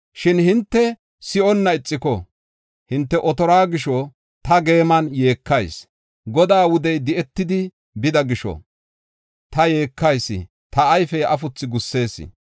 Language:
Gofa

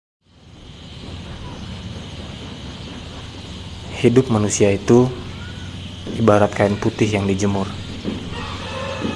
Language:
Indonesian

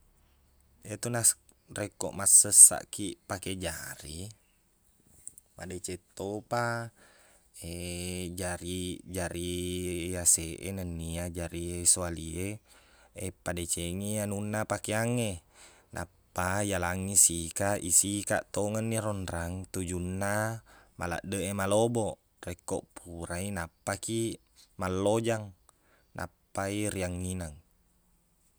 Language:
Buginese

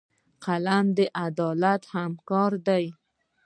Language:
Pashto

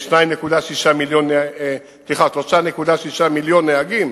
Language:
Hebrew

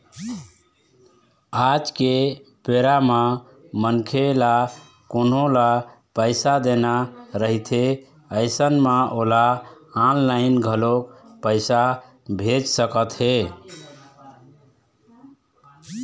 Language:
Chhattisgarhi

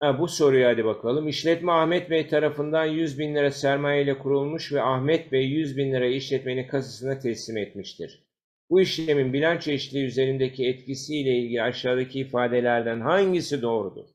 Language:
Turkish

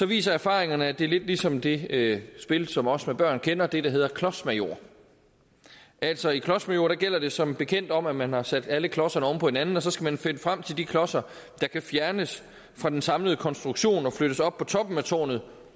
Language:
Danish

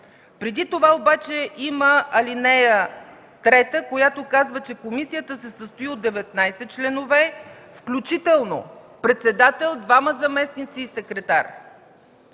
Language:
Bulgarian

